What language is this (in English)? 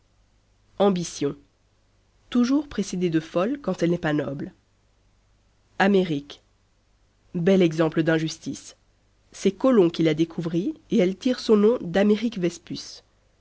French